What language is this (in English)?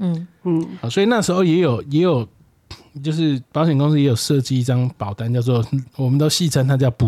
Chinese